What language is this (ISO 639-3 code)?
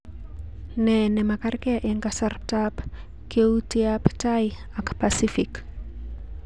kln